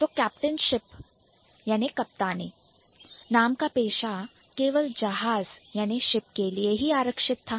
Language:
Hindi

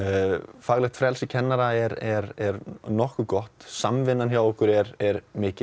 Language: Icelandic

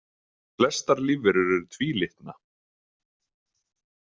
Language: Icelandic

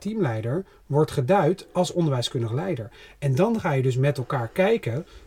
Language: Dutch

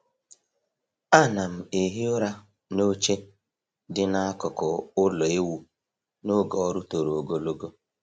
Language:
Igbo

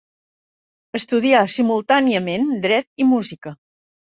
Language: Catalan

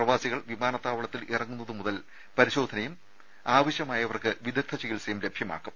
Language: Malayalam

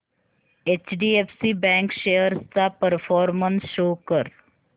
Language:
Marathi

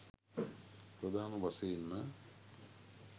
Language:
Sinhala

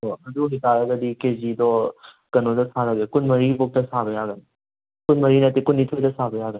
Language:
Manipuri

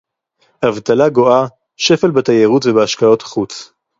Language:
Hebrew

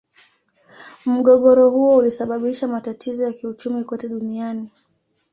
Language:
Swahili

